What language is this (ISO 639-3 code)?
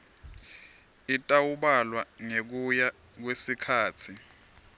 ssw